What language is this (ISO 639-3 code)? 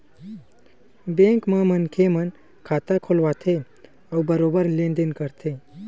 hne